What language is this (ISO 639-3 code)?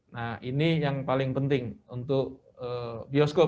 ind